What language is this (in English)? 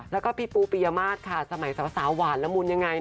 Thai